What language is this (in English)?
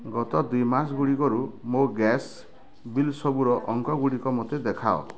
Odia